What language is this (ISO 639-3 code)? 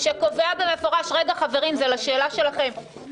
heb